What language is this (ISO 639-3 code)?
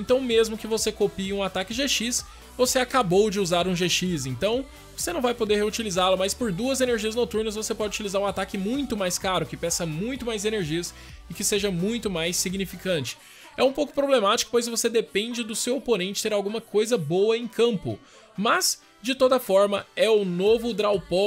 por